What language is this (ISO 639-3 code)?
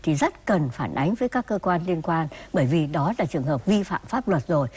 vie